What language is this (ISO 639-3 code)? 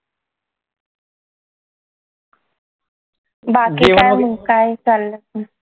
mar